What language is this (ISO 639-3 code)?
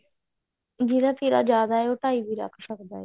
pan